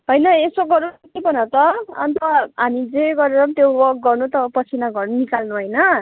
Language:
Nepali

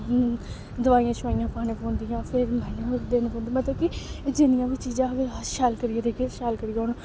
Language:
Dogri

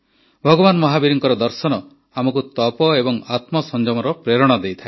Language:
Odia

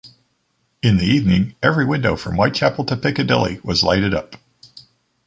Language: English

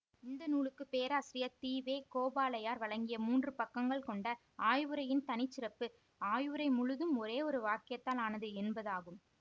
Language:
Tamil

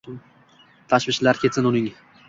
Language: Uzbek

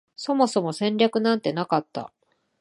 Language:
Japanese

